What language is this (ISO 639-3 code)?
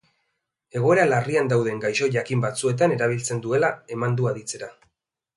eus